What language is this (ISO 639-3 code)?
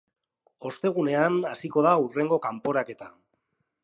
eus